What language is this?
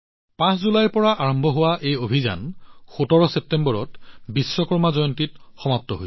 Assamese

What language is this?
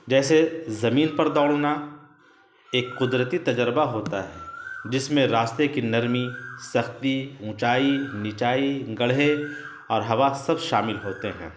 Urdu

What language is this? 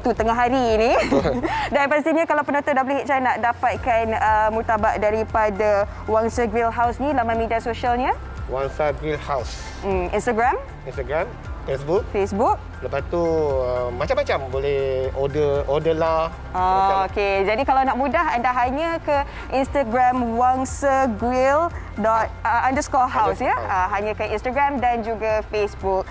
Malay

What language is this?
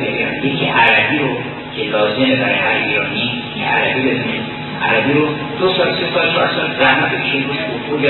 Persian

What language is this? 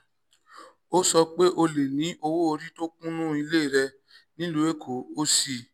Yoruba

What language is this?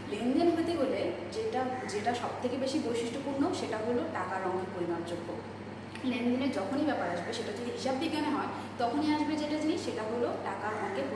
Hindi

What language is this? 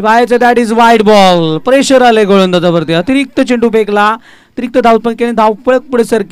Hindi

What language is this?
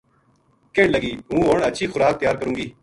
Gujari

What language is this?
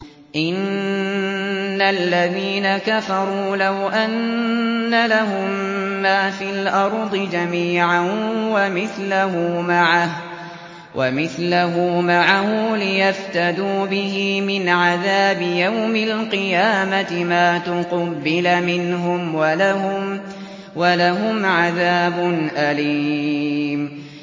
Arabic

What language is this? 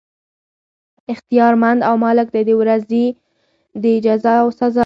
Pashto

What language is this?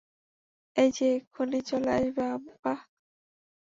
Bangla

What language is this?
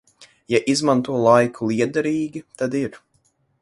Latvian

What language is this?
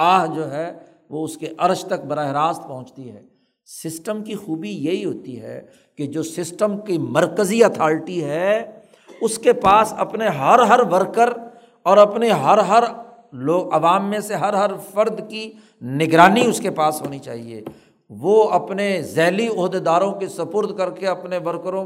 Urdu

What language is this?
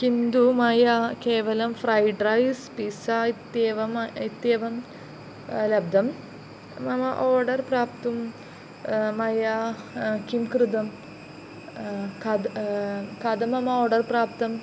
Sanskrit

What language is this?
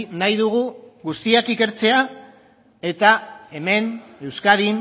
Basque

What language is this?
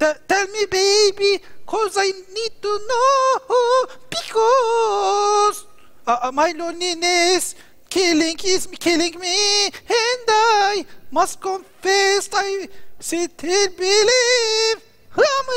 Turkish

